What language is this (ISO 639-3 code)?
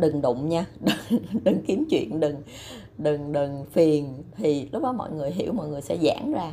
vie